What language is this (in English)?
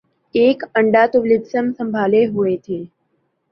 Urdu